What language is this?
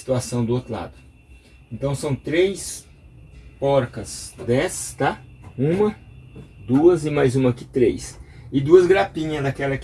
Portuguese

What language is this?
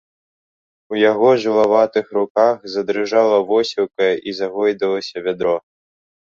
Belarusian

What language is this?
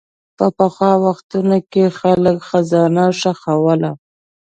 Pashto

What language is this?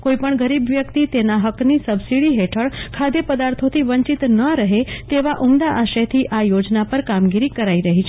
Gujarati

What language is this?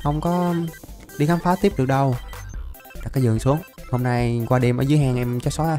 Vietnamese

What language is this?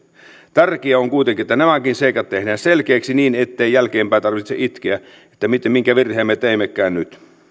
Finnish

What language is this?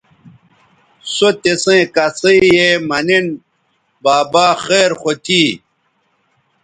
Bateri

